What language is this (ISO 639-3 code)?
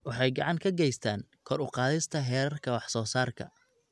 som